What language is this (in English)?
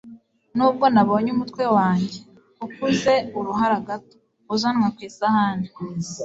Kinyarwanda